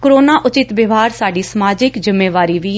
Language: Punjabi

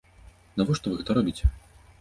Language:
Belarusian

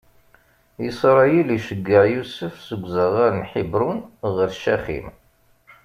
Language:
Kabyle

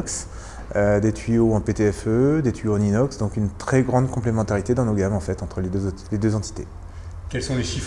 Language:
French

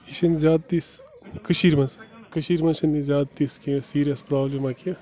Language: Kashmiri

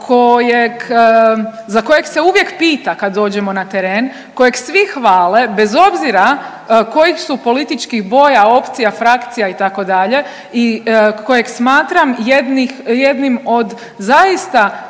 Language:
Croatian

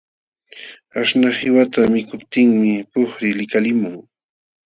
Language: Jauja Wanca Quechua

